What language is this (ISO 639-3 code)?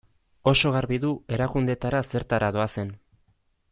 eus